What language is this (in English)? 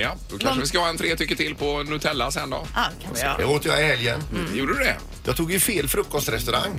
Swedish